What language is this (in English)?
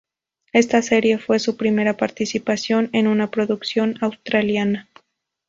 Spanish